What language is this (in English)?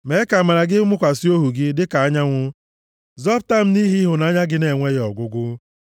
Igbo